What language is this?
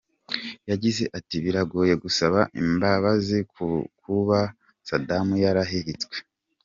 Kinyarwanda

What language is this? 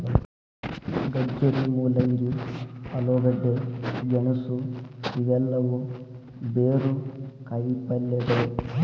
Kannada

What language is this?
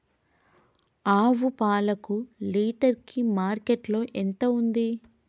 Telugu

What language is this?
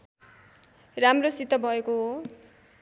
Nepali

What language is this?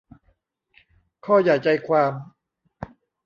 Thai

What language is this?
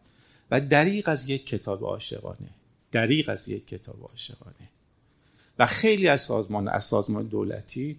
Persian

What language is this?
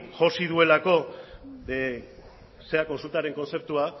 Basque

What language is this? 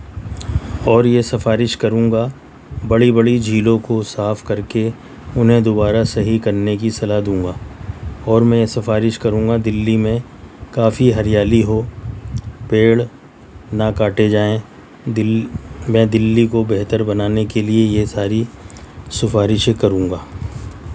Urdu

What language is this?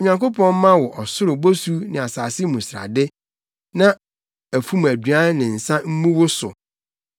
Akan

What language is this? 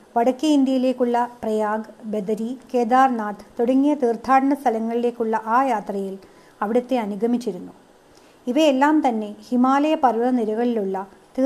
Malayalam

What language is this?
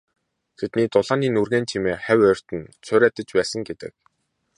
Mongolian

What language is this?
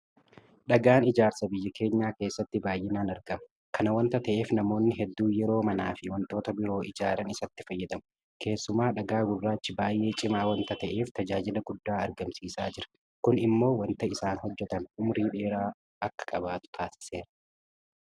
Oromo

